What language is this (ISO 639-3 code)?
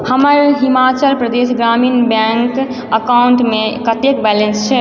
mai